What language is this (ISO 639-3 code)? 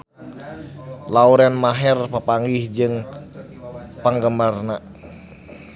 sun